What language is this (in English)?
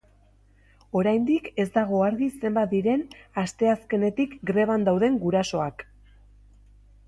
Basque